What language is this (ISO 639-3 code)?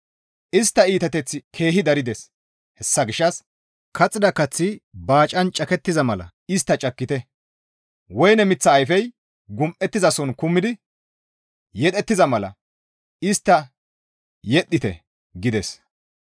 gmv